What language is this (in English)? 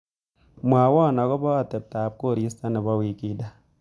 Kalenjin